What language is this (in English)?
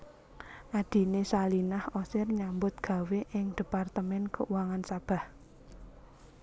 Javanese